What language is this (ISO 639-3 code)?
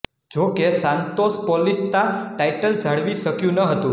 guj